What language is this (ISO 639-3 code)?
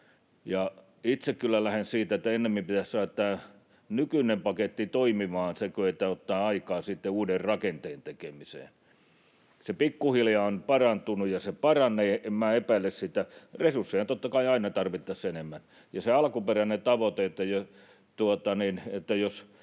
fin